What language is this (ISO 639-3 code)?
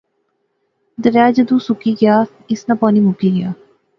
phr